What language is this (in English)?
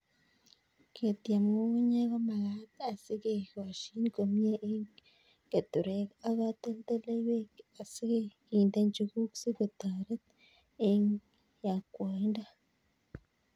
Kalenjin